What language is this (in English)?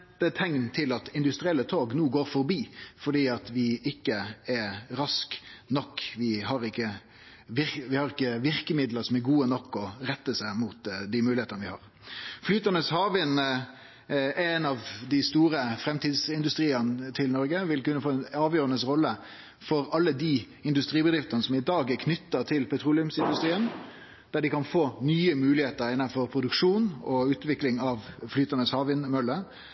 Norwegian Nynorsk